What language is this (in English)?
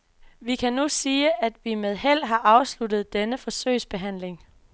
Danish